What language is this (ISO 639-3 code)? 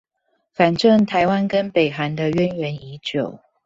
zho